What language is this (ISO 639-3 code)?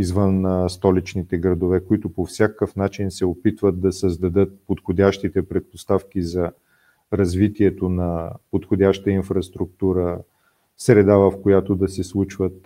bul